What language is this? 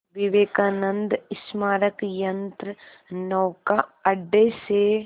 Hindi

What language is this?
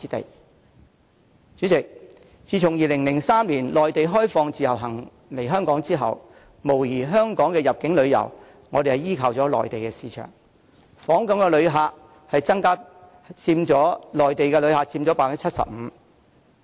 Cantonese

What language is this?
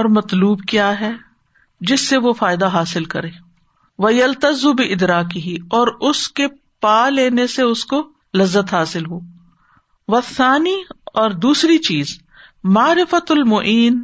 Urdu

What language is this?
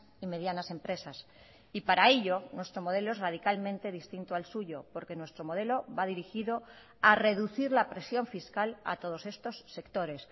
Spanish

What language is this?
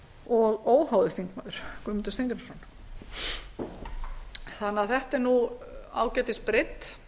Icelandic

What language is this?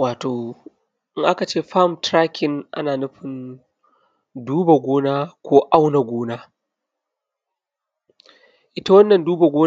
Hausa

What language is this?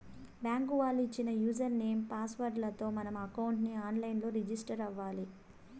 Telugu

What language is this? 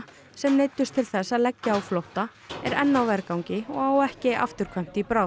Icelandic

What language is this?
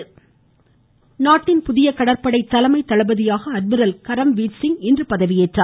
Tamil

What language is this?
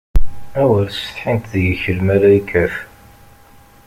Kabyle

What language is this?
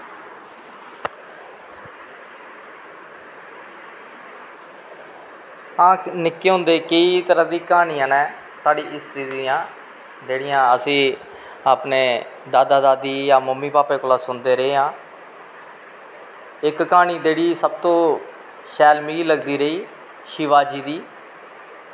Dogri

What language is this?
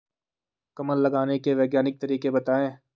Hindi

